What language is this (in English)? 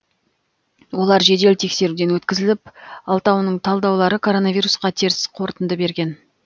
Kazakh